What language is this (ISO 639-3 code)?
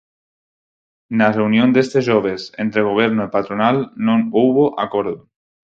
glg